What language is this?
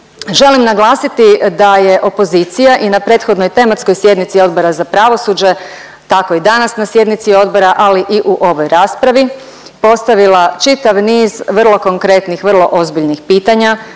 Croatian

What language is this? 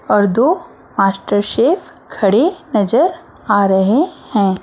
Hindi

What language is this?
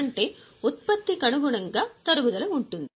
Telugu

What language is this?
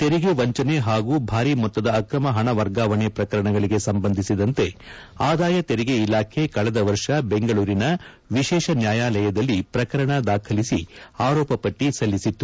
Kannada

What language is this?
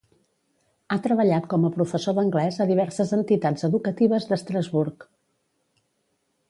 Catalan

